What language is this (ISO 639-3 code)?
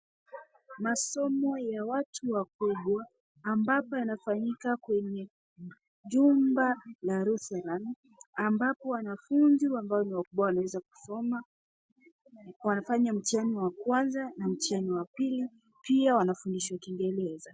swa